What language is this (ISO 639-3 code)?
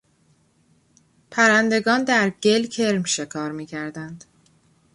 fas